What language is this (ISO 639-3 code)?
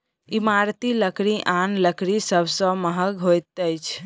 mai